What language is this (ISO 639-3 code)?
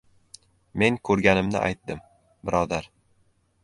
uzb